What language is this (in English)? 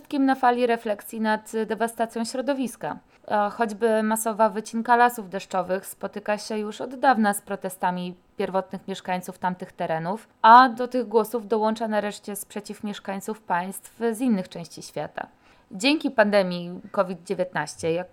Polish